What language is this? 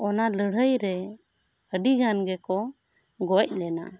Santali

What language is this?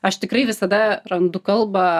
Lithuanian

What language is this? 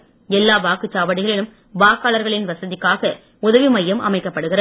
Tamil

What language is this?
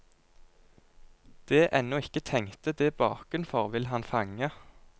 Norwegian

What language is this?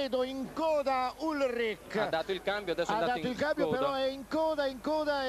Italian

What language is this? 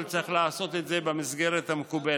Hebrew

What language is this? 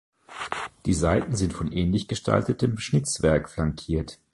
German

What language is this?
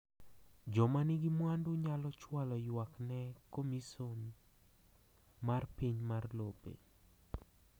Luo (Kenya and Tanzania)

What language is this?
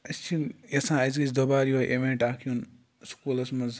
Kashmiri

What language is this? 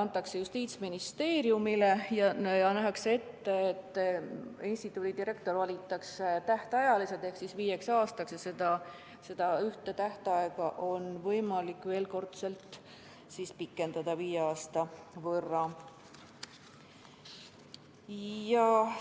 Estonian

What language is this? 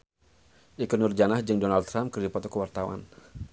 Sundanese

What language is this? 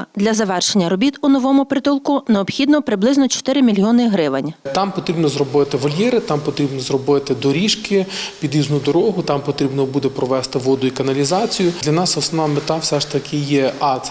Ukrainian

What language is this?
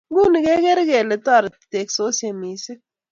Kalenjin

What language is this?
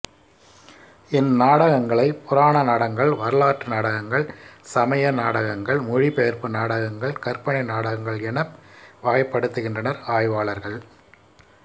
Tamil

